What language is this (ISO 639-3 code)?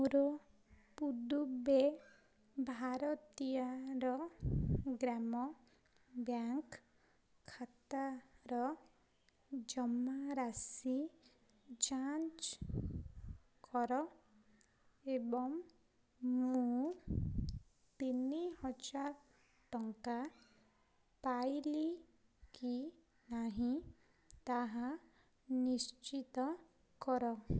ori